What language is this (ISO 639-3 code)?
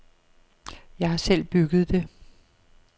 dan